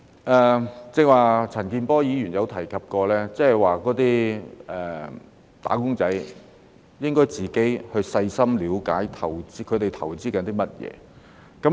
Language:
Cantonese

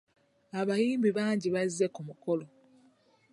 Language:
Ganda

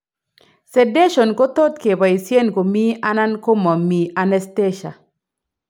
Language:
Kalenjin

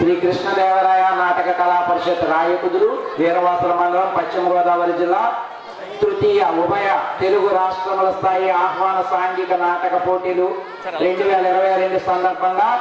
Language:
Indonesian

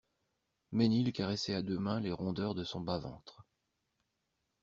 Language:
French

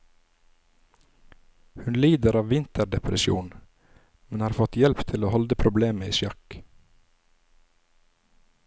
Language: Norwegian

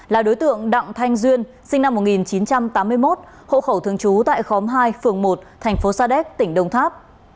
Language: Vietnamese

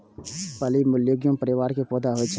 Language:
Maithili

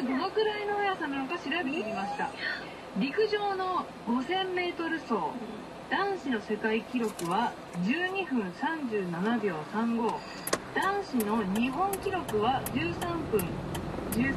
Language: Japanese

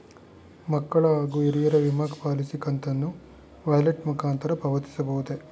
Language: Kannada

